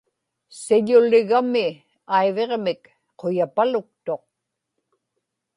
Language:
Inupiaq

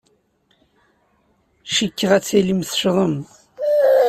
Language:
Kabyle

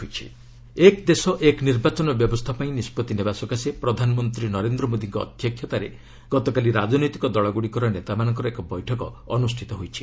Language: Odia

